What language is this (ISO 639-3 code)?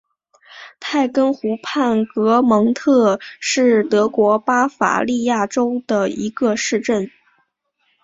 zho